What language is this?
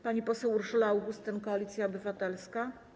Polish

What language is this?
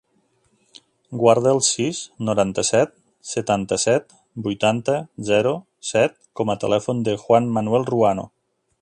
Catalan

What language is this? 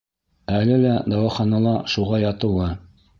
Bashkir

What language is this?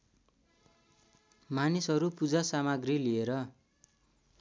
Nepali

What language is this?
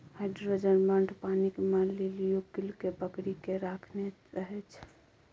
Maithili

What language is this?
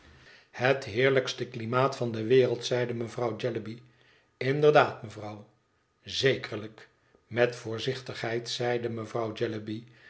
Dutch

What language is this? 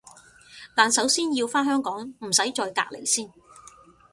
Cantonese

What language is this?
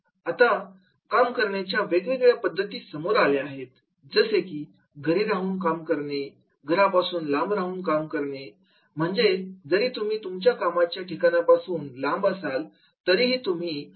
Marathi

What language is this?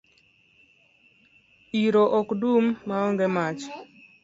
Luo (Kenya and Tanzania)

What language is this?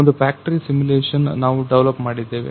Kannada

